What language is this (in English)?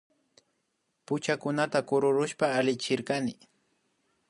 Imbabura Highland Quichua